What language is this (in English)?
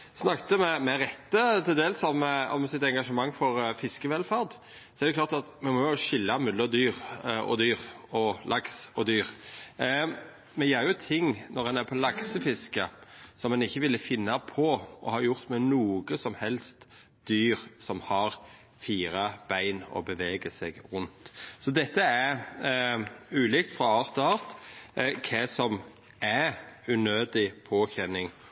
Norwegian Nynorsk